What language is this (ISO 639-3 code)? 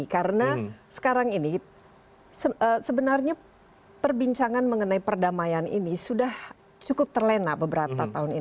ind